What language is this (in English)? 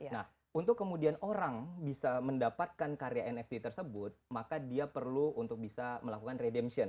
Indonesian